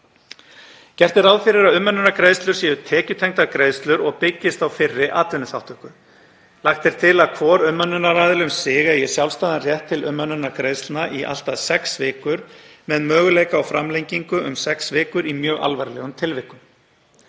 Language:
Icelandic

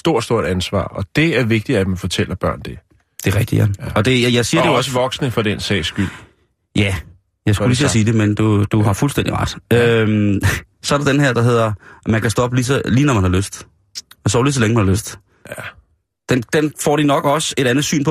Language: Danish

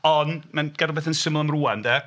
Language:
Welsh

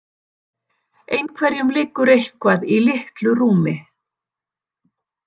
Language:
Icelandic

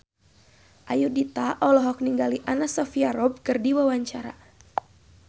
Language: Sundanese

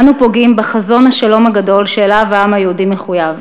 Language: Hebrew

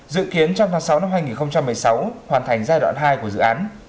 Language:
Vietnamese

